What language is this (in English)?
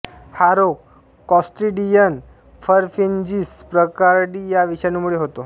Marathi